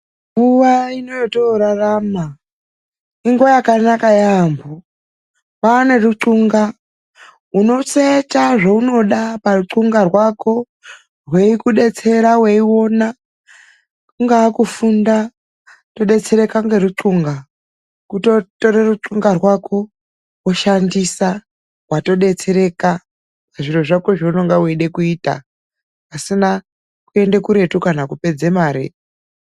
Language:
Ndau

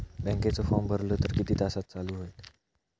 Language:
Marathi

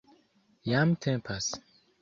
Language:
Esperanto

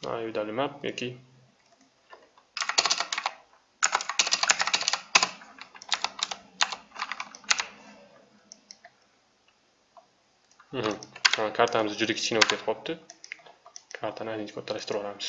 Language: Turkish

